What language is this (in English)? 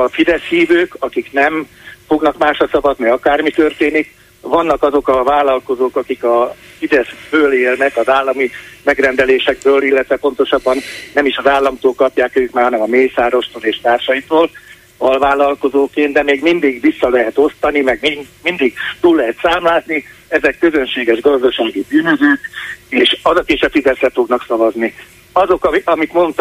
Hungarian